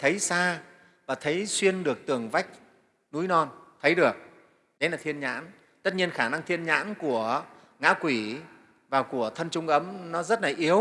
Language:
Vietnamese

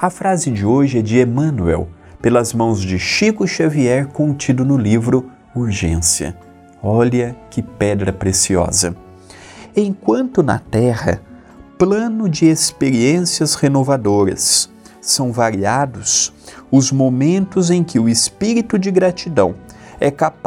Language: Portuguese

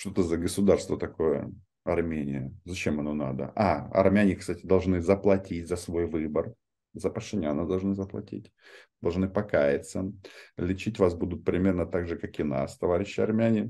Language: Russian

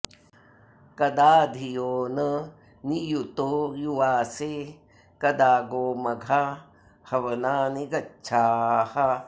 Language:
Sanskrit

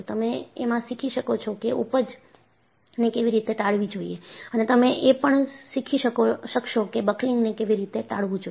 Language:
Gujarati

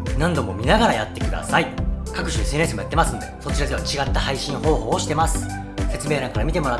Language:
Japanese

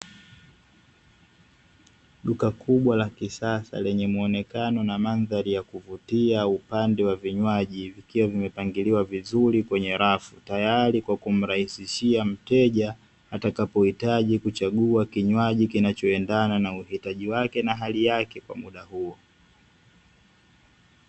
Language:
Swahili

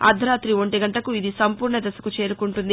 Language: Telugu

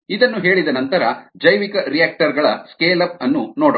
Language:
Kannada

